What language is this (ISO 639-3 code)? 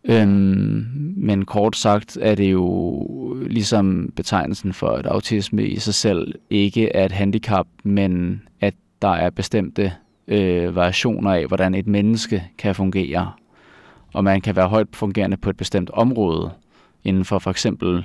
dan